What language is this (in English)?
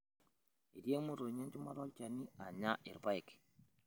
Masai